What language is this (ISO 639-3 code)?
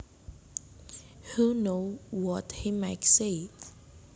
jav